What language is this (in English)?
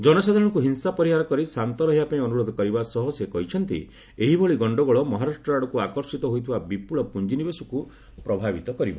Odia